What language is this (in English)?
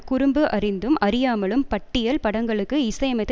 Tamil